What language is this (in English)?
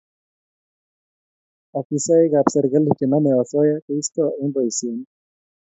Kalenjin